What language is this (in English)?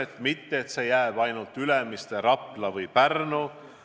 Estonian